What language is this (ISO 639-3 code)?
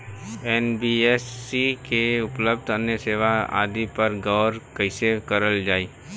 bho